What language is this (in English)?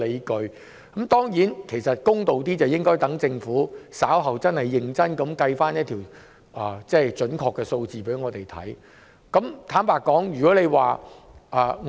Cantonese